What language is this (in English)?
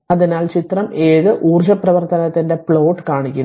Malayalam